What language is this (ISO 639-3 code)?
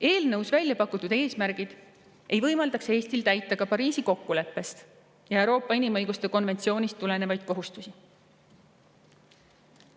est